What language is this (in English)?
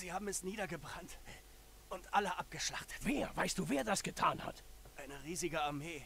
German